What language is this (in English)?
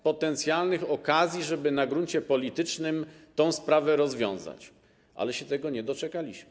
Polish